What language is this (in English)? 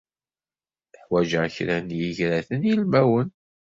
Kabyle